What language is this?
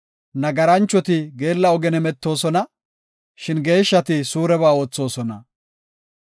Gofa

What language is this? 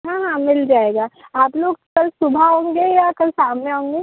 Hindi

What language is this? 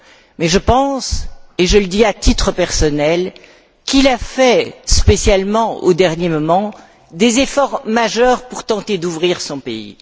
French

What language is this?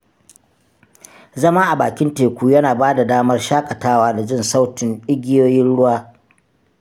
Hausa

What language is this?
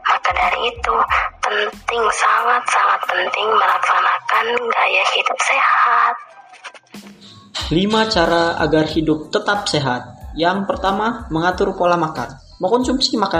Indonesian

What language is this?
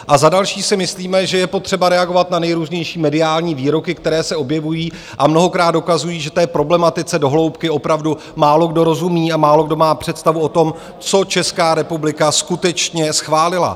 Czech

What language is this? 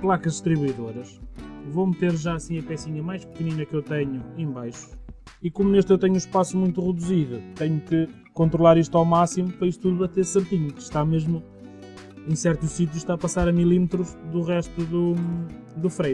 Portuguese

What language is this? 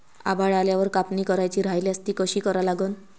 Marathi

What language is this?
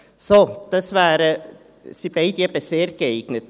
Swiss German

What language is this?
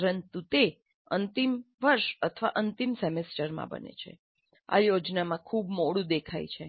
Gujarati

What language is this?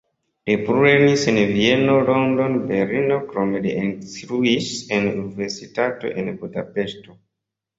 Esperanto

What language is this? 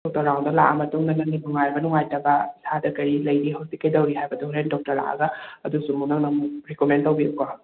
Manipuri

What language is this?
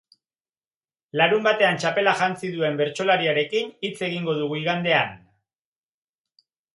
Basque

